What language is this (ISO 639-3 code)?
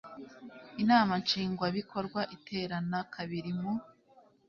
kin